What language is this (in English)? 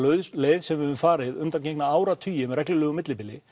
Icelandic